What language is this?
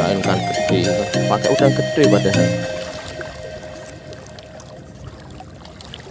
Indonesian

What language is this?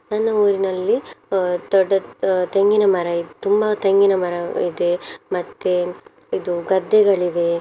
Kannada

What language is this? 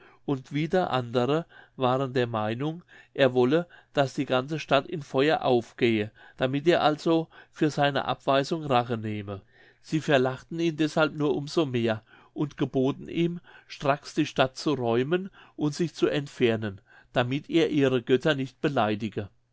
German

